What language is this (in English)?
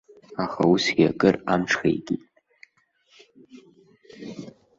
Abkhazian